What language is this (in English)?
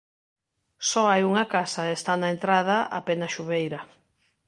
Galician